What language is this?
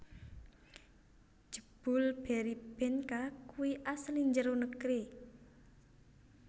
Javanese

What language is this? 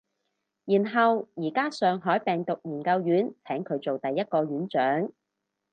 Cantonese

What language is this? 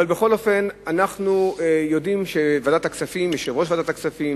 Hebrew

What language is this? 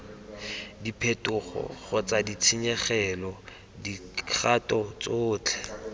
Tswana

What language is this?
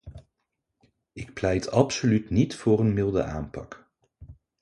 Dutch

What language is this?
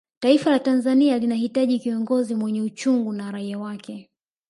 Swahili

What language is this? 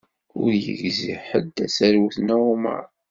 Kabyle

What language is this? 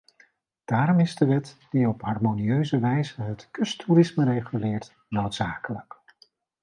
Dutch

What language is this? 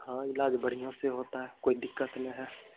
Hindi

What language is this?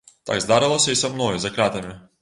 Belarusian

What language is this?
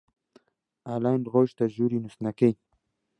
Central Kurdish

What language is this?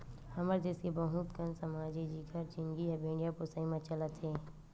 Chhattisgarhi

